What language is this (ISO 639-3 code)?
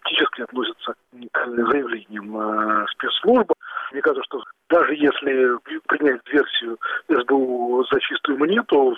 rus